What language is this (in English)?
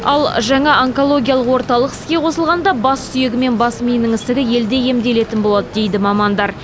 Kazakh